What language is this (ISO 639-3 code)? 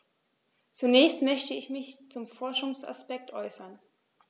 deu